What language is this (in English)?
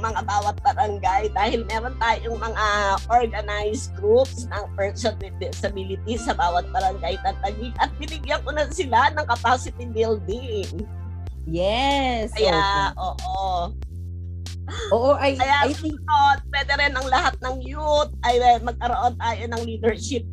Filipino